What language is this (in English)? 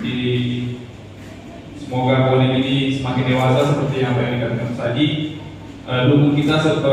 Indonesian